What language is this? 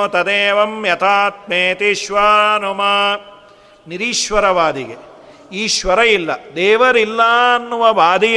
Kannada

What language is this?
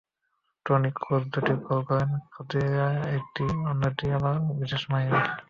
Bangla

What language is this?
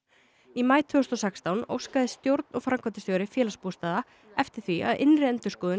Icelandic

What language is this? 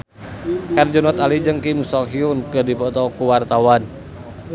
Sundanese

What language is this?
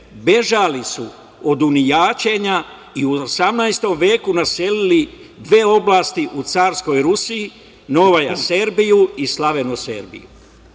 Serbian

